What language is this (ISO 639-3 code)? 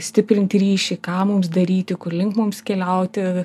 lit